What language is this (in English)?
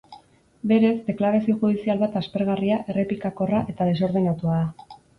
Basque